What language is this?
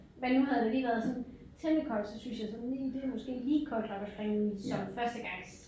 Danish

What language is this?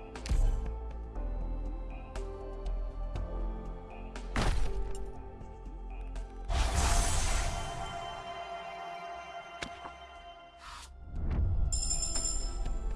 Japanese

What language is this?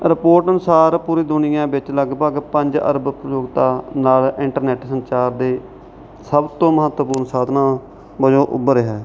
Punjabi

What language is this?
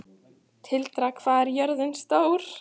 Icelandic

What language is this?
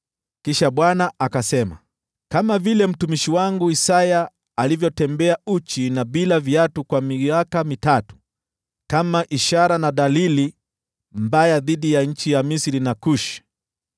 Swahili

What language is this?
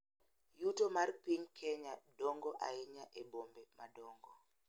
Luo (Kenya and Tanzania)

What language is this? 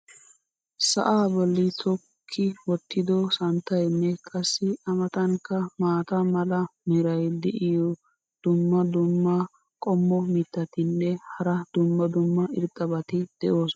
Wolaytta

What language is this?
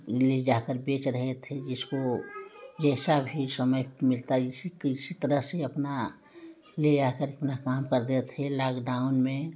Hindi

